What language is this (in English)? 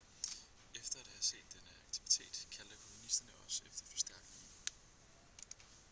Danish